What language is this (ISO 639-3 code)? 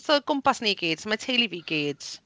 cym